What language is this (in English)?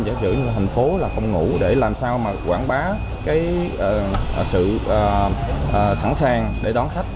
Vietnamese